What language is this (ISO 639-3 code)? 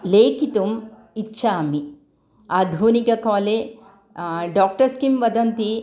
san